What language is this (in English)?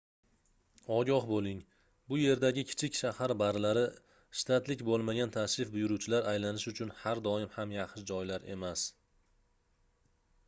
Uzbek